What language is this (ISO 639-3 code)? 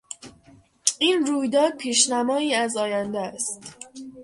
fas